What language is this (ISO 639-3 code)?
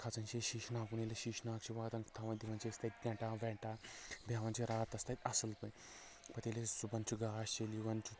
kas